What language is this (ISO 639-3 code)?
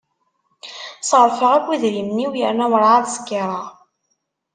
kab